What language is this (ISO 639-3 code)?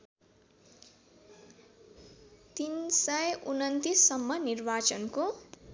nep